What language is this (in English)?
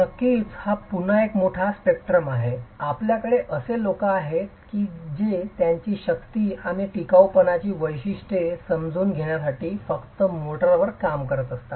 Marathi